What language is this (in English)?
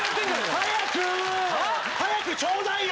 Japanese